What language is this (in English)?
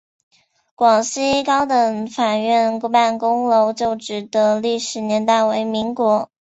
Chinese